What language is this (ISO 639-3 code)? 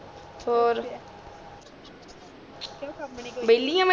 pan